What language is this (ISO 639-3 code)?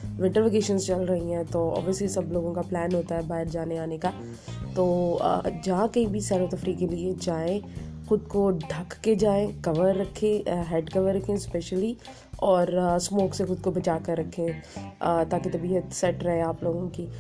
urd